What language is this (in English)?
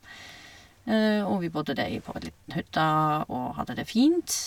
Norwegian